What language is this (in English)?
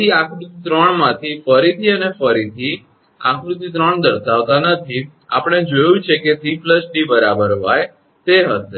Gujarati